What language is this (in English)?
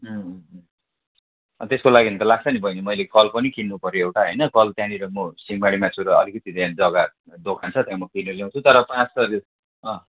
Nepali